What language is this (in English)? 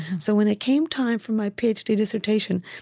English